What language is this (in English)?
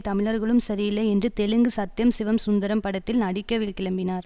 Tamil